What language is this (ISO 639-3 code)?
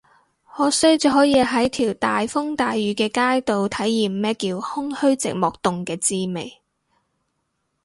yue